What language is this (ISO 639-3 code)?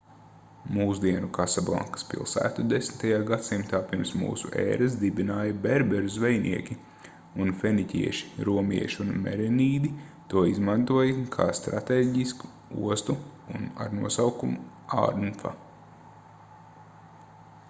lav